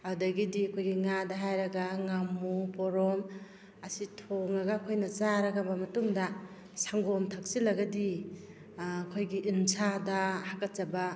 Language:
Manipuri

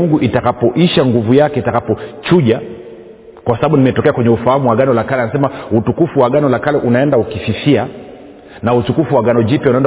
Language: Swahili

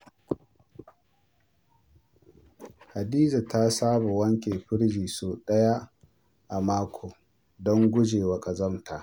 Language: Hausa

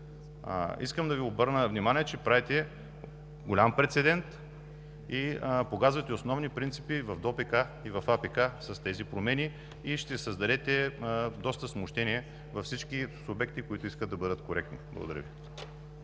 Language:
Bulgarian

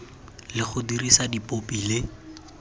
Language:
Tswana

